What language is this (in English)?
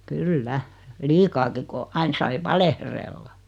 Finnish